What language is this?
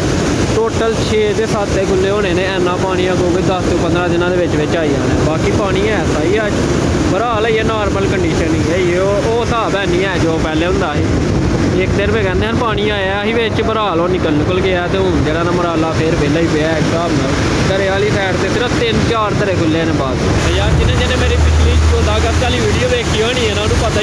Punjabi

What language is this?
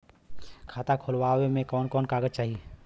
Bhojpuri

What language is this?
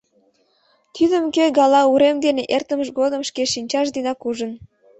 Mari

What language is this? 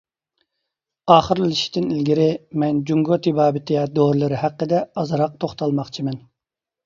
Uyghur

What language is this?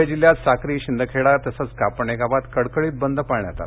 Marathi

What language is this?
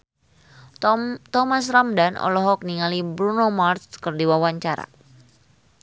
Sundanese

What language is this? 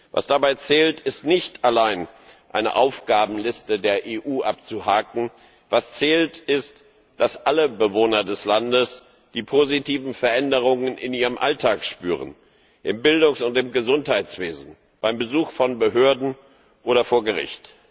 German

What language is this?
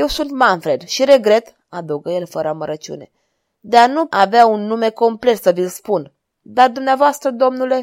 Romanian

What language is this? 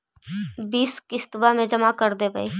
Magahi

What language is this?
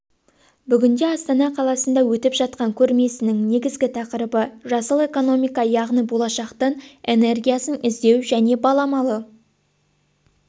Kazakh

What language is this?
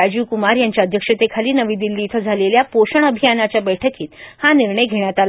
Marathi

